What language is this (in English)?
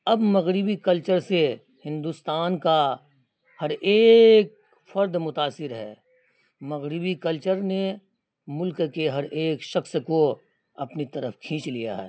Urdu